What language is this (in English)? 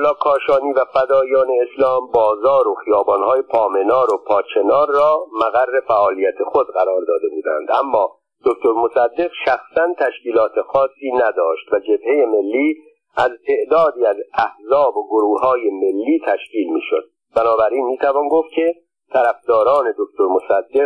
Persian